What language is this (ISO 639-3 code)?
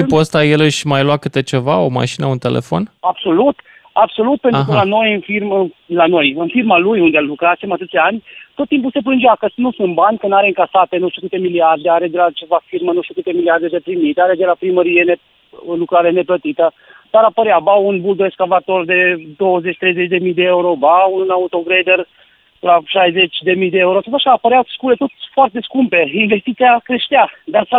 ron